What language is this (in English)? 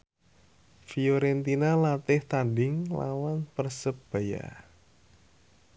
Javanese